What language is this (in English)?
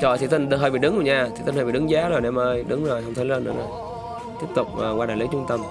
Vietnamese